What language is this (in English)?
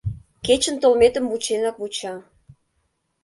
Mari